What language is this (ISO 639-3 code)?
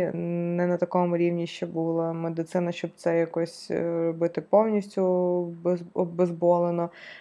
ukr